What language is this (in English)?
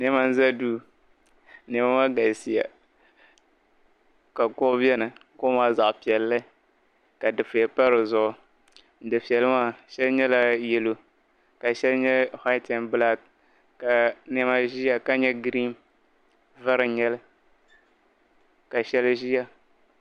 Dagbani